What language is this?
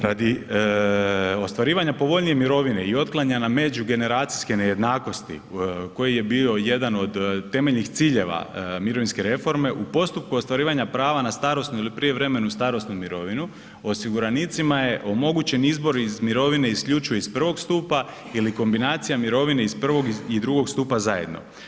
Croatian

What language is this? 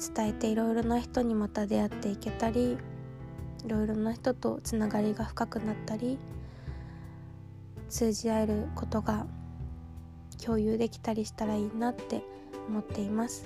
Japanese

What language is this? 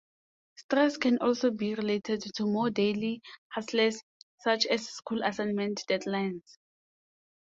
English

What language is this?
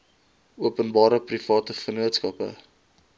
Afrikaans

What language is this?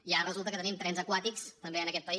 Catalan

